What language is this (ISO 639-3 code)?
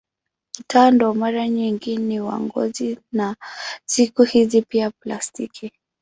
swa